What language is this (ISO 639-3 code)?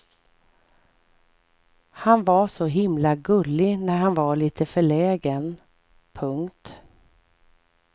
swe